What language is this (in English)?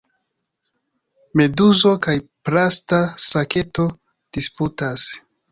Esperanto